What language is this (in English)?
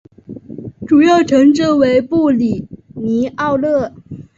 Chinese